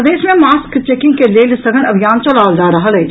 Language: Maithili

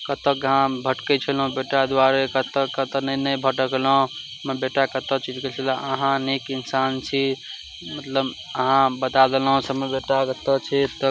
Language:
Maithili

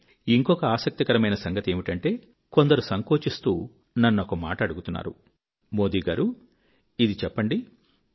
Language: Telugu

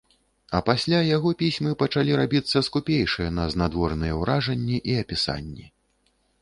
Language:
Belarusian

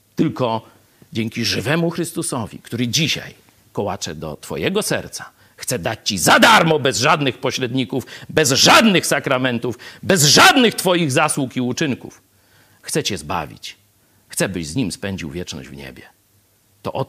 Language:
Polish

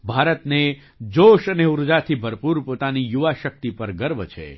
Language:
Gujarati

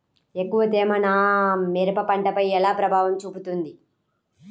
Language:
Telugu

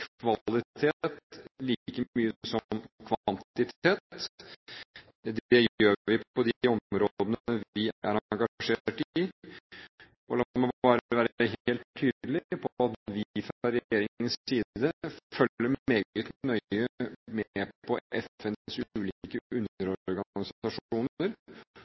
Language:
Norwegian Bokmål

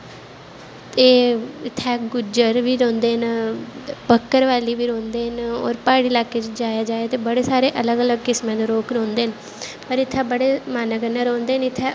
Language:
Dogri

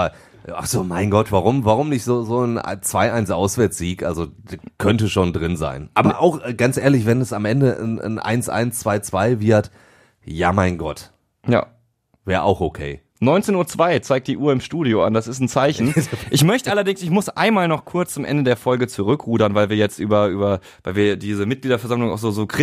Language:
German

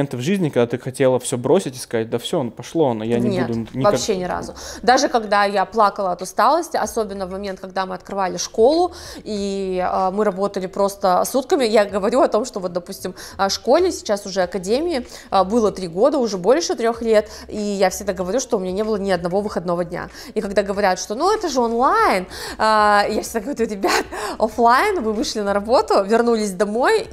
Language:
Russian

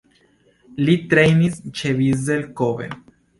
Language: Esperanto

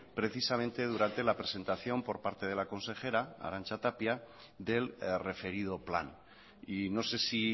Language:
Spanish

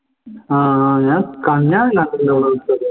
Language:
Malayalam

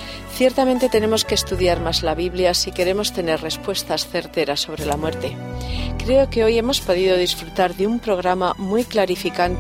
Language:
Spanish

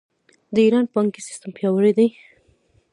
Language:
Pashto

